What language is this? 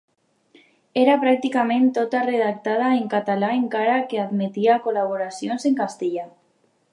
Catalan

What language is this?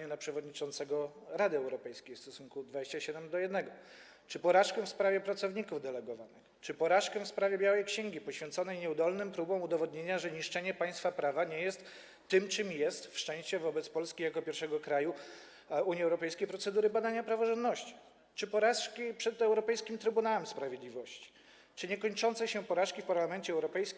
Polish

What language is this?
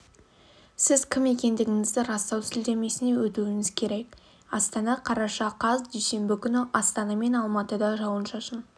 Kazakh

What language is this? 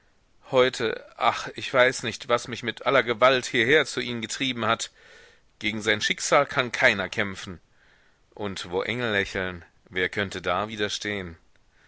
German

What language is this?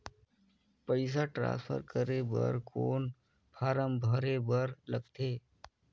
Chhattisgarhi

